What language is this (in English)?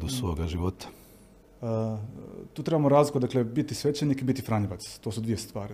Croatian